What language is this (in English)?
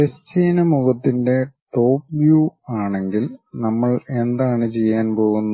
Malayalam